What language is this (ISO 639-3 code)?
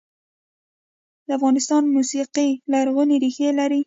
pus